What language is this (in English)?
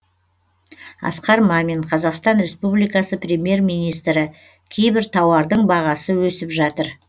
Kazakh